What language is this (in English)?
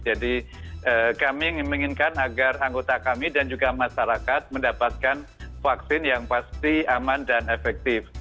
Indonesian